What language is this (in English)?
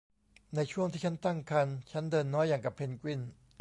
Thai